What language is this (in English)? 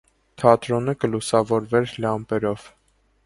Armenian